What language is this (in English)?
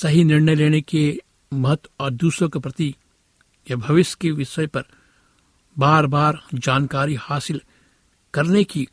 Hindi